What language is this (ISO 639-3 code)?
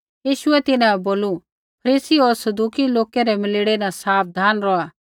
kfx